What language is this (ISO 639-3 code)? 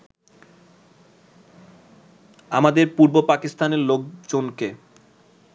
ben